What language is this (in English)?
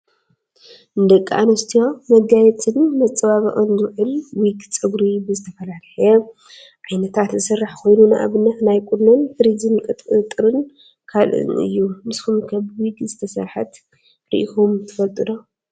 Tigrinya